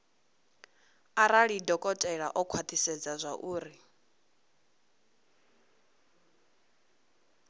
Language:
Venda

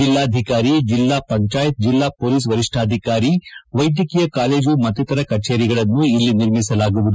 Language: Kannada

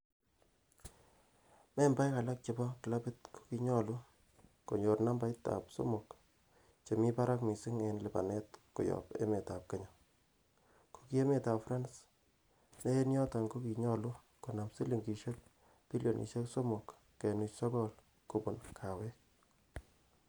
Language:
Kalenjin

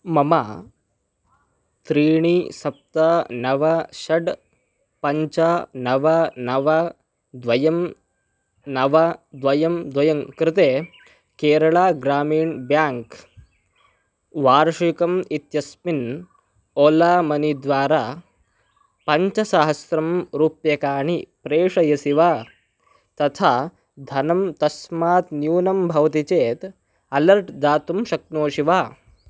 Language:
Sanskrit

